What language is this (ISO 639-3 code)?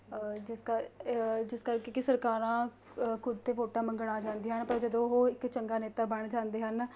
pan